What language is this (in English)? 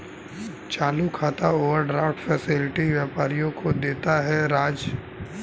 Hindi